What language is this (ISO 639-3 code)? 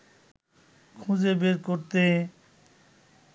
ben